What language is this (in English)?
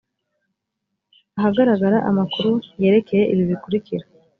Kinyarwanda